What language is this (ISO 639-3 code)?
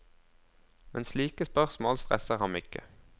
nor